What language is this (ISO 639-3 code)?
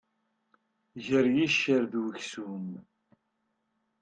kab